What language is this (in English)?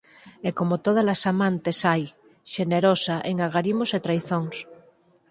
Galician